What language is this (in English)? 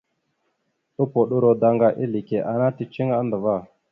Mada (Cameroon)